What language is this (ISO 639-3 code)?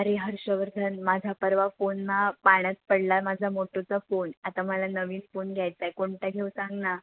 mar